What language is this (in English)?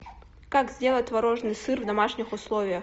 Russian